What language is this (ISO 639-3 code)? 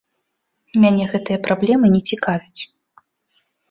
bel